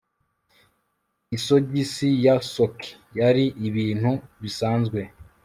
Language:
Kinyarwanda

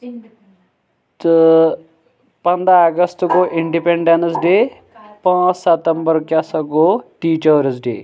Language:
Kashmiri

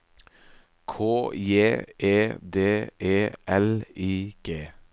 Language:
Norwegian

